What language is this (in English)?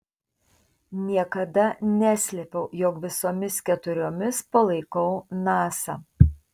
Lithuanian